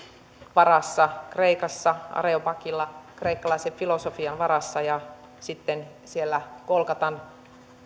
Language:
Finnish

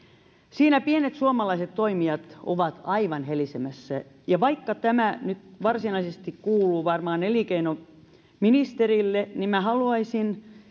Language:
Finnish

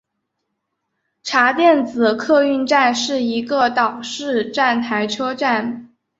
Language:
Chinese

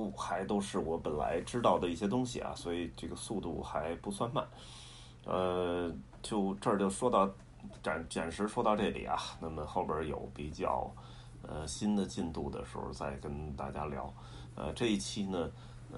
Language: Chinese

